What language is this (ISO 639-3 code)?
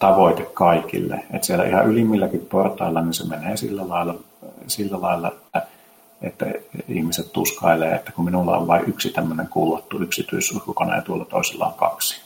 fin